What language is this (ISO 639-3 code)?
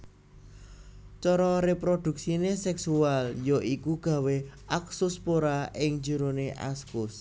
jav